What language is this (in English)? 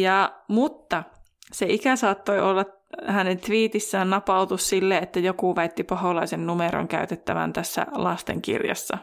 Finnish